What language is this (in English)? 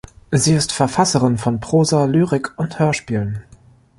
German